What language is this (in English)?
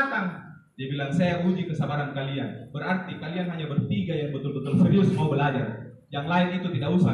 Indonesian